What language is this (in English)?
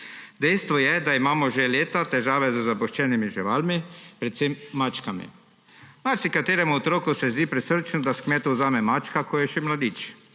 Slovenian